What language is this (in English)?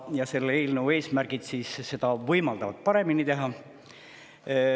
Estonian